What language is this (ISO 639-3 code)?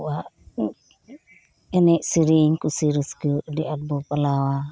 sat